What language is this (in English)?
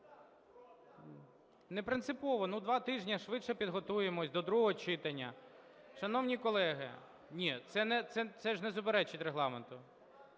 Ukrainian